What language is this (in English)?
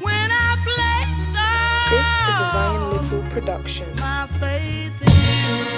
Spanish